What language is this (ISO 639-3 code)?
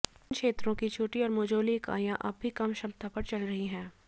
hin